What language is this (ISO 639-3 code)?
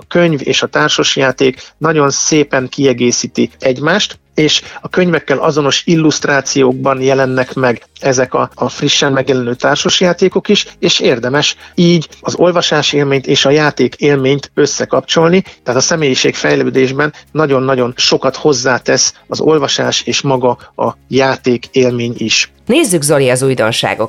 hun